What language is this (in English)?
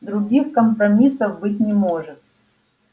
Russian